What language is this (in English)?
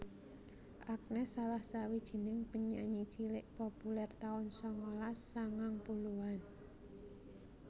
Javanese